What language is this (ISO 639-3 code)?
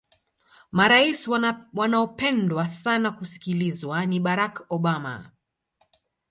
swa